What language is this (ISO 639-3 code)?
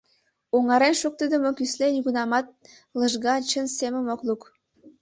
chm